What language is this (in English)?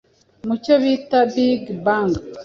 Kinyarwanda